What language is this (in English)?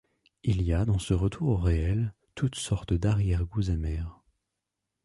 French